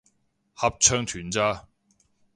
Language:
Cantonese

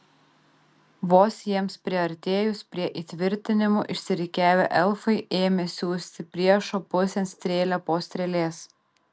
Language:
Lithuanian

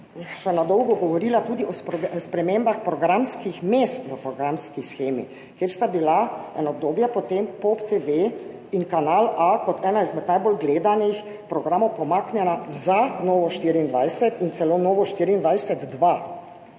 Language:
Slovenian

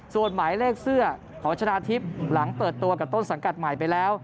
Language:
Thai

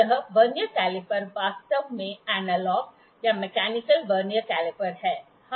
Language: Hindi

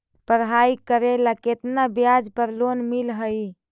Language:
Magahi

